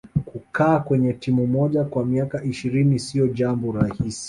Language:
Swahili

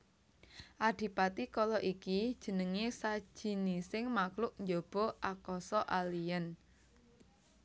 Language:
Javanese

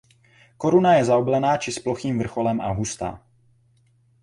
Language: Czech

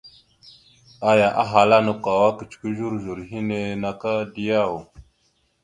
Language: Mada (Cameroon)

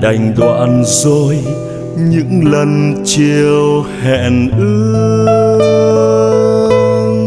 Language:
Vietnamese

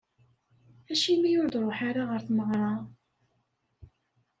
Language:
Kabyle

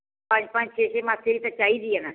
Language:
Punjabi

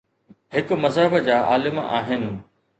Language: Sindhi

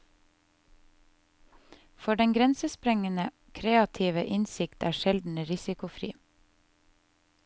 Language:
Norwegian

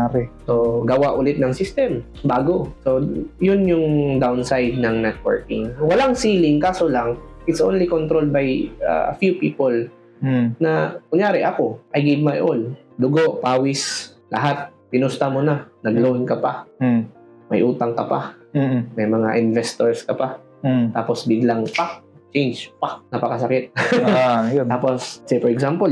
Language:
Filipino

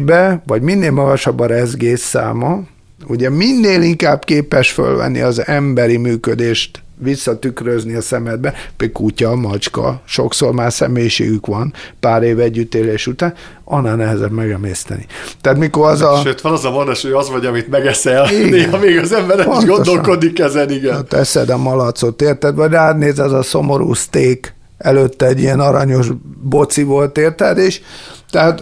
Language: Hungarian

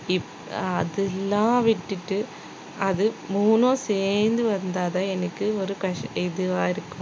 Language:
Tamil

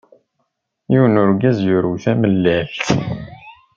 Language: Kabyle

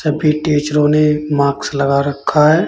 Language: Hindi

